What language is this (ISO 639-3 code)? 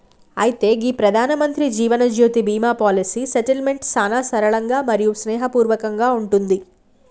tel